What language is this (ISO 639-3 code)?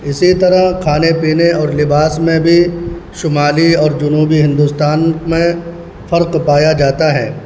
urd